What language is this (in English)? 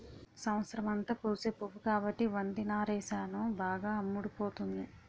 Telugu